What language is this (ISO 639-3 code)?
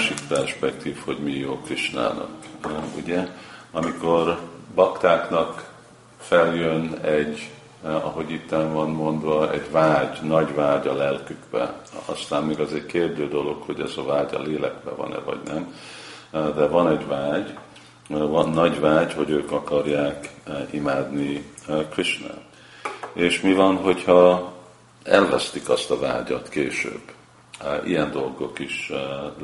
hun